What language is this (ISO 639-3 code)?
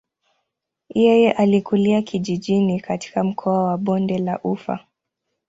swa